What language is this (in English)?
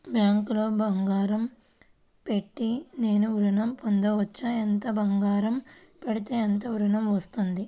Telugu